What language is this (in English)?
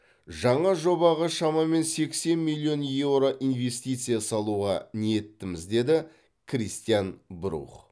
Kazakh